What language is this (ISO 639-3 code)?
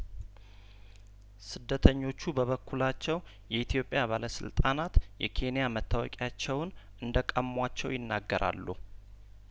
amh